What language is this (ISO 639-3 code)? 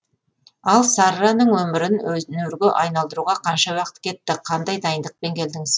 kaz